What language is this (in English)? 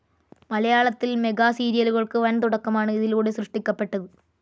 Malayalam